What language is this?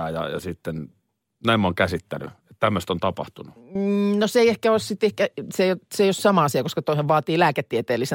Finnish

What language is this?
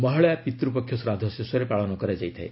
Odia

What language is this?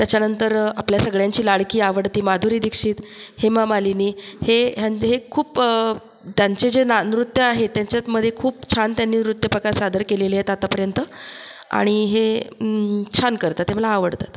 Marathi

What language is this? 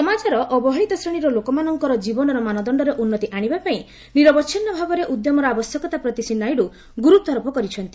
Odia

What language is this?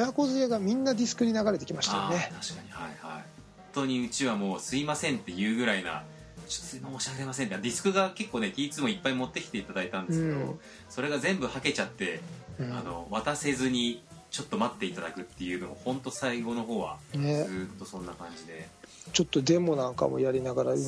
Japanese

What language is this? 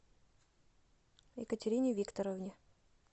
Russian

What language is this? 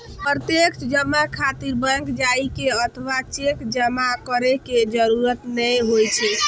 Maithili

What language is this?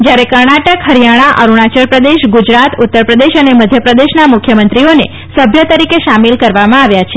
Gujarati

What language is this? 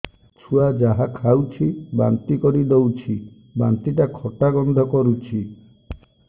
Odia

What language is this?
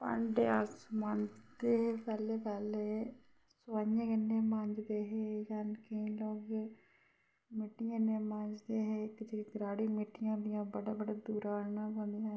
Dogri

